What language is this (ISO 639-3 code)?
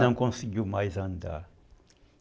por